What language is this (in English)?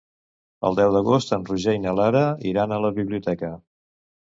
Catalan